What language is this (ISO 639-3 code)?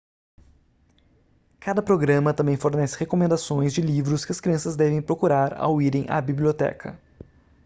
por